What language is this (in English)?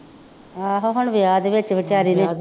Punjabi